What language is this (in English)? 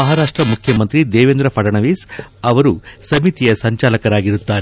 Kannada